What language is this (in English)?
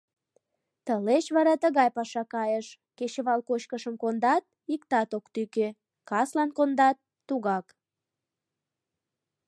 Mari